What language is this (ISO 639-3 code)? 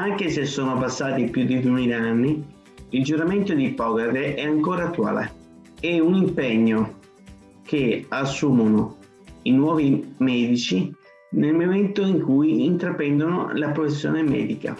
ita